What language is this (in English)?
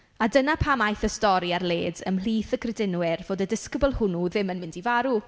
Welsh